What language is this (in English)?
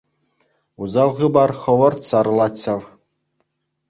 Chuvash